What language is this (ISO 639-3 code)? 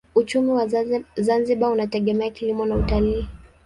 swa